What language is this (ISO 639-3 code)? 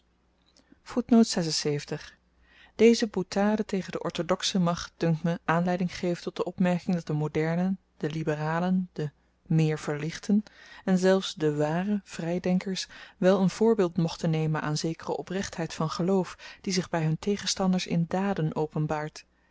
nld